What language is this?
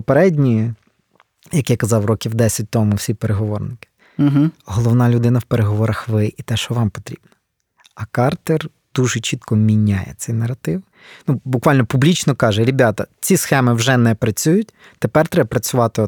Ukrainian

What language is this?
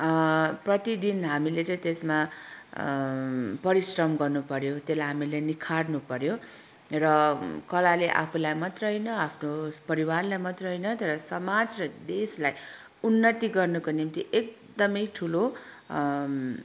Nepali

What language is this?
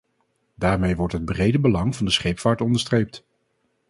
Dutch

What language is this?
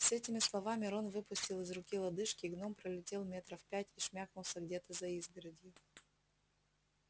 Russian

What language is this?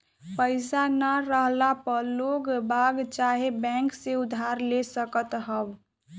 Bhojpuri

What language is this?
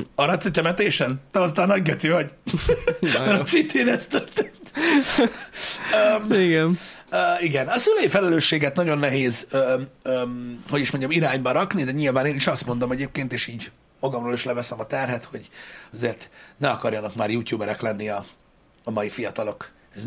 Hungarian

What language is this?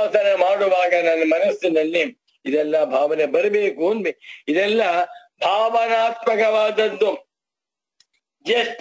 Turkish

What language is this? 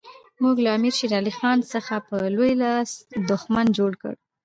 Pashto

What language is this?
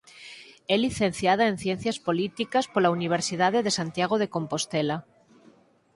Galician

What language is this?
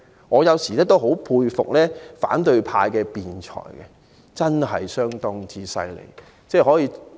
Cantonese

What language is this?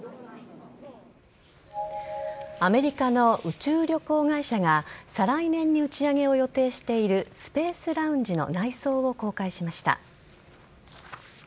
Japanese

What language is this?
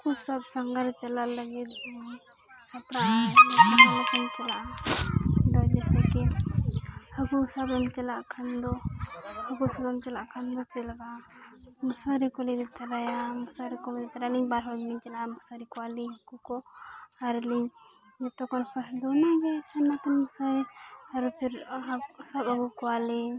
Santali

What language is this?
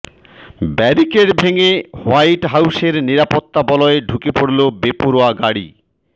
Bangla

